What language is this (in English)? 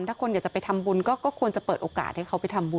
Thai